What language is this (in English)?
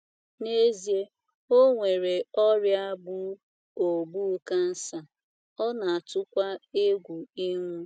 Igbo